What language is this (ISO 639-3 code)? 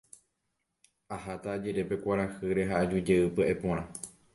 grn